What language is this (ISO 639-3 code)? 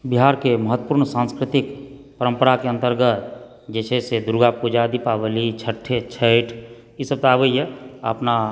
mai